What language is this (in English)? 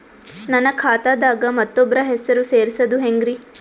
Kannada